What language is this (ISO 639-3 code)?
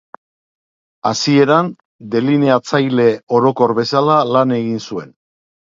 eus